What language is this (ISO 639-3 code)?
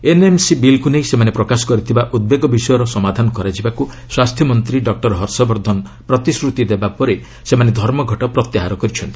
ori